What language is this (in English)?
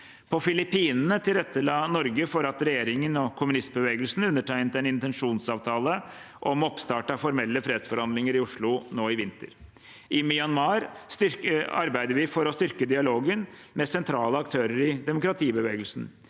Norwegian